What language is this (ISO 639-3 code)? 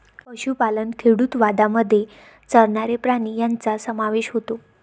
mar